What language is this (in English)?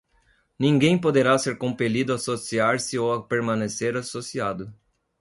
Portuguese